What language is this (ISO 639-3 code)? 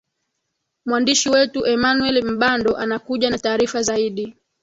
swa